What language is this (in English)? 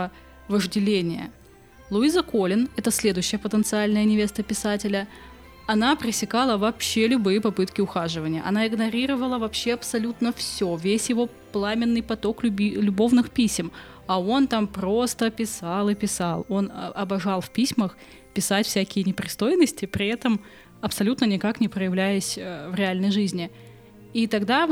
Russian